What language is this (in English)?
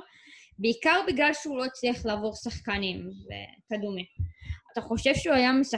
Hebrew